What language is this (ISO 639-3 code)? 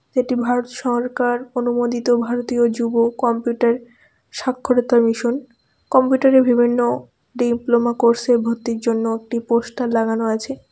ben